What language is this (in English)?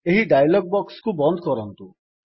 Odia